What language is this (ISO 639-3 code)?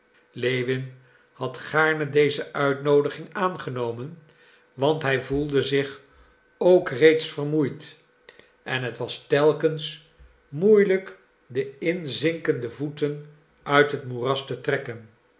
nld